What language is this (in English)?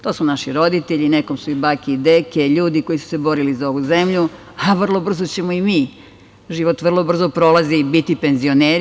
Serbian